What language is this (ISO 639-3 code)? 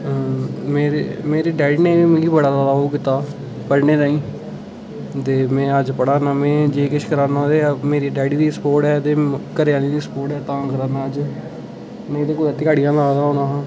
doi